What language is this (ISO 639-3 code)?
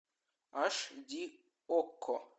rus